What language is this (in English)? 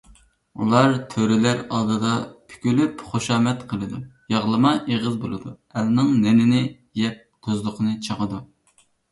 Uyghur